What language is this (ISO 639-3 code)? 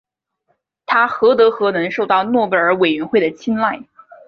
zho